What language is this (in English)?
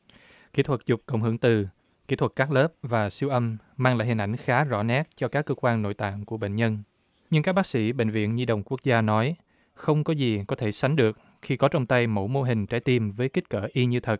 Vietnamese